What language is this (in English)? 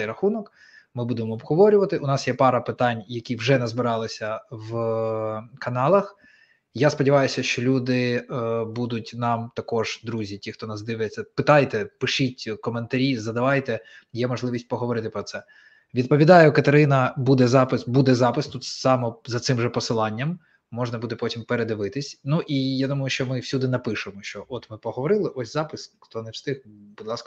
Ukrainian